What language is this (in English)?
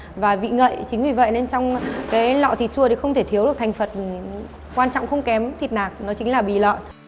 Vietnamese